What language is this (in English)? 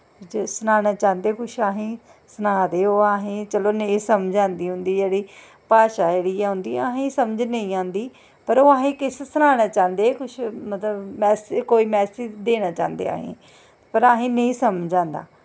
Dogri